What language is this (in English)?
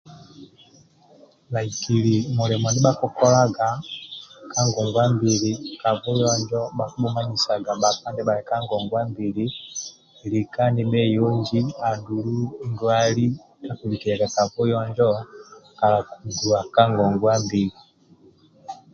Amba (Uganda)